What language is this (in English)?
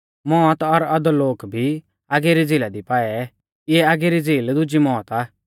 Mahasu Pahari